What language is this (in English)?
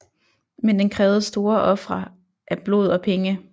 Danish